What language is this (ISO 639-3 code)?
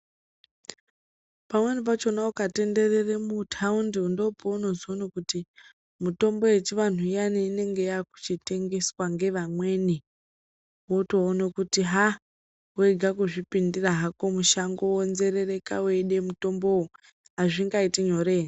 ndc